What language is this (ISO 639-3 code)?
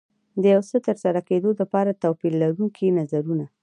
pus